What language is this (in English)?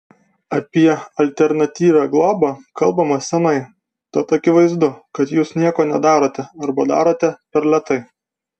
Lithuanian